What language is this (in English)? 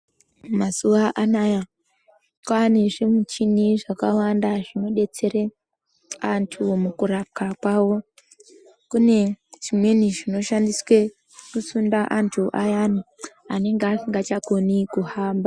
Ndau